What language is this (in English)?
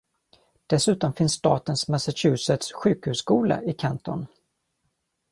Swedish